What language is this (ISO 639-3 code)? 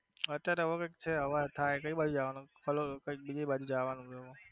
guj